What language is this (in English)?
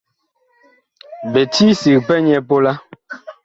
Bakoko